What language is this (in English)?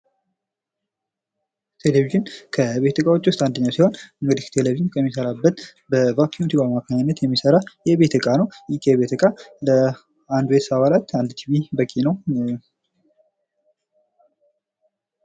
Amharic